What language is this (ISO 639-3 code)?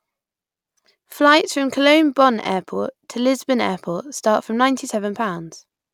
eng